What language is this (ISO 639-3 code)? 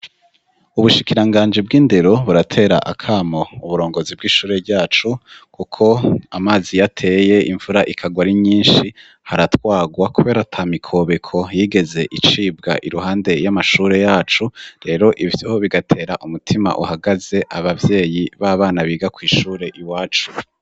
run